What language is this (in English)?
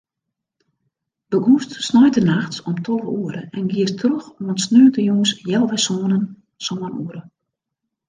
Western Frisian